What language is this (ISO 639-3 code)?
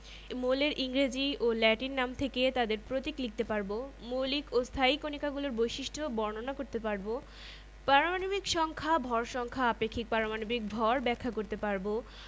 ben